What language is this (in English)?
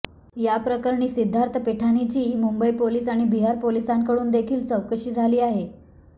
Marathi